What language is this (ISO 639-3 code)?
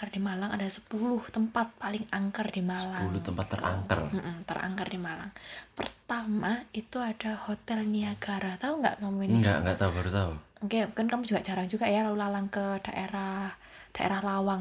ind